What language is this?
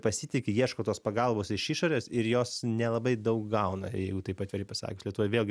Lithuanian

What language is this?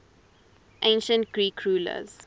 English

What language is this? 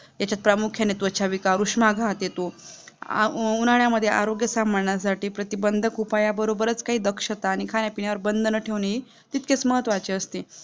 Marathi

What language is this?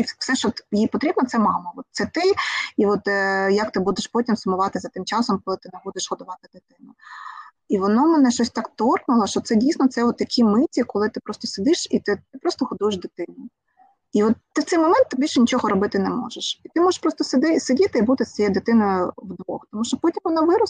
Ukrainian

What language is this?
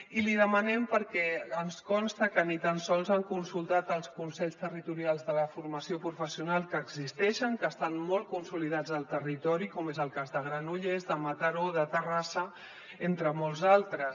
Catalan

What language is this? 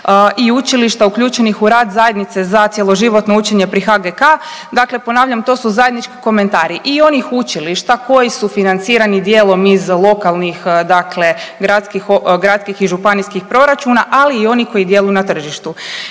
Croatian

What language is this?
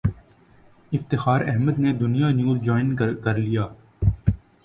Urdu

